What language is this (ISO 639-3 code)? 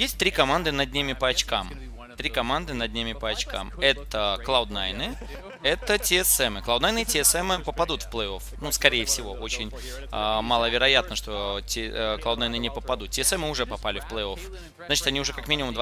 rus